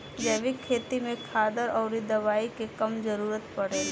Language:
Bhojpuri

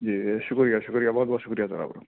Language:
Urdu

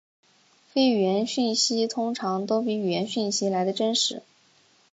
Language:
Chinese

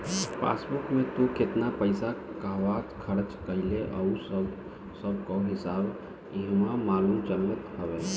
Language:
Bhojpuri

